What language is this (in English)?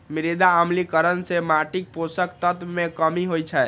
Maithili